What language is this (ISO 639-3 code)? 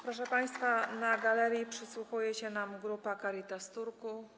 pol